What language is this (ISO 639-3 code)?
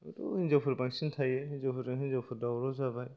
brx